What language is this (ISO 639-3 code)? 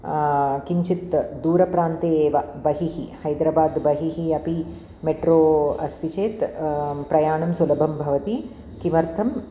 san